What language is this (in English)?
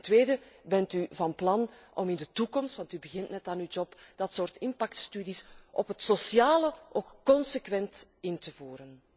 Dutch